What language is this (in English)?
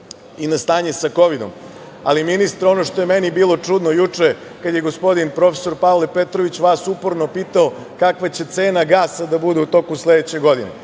Serbian